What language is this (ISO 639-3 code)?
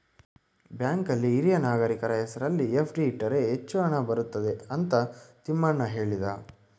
kan